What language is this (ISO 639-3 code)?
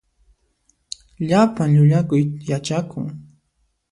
qxp